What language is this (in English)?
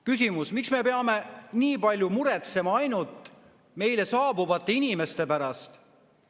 Estonian